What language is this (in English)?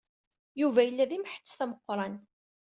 Kabyle